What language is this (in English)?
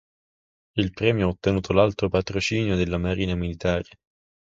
Italian